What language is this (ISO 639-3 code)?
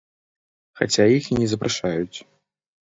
bel